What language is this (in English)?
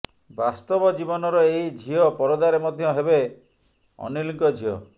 Odia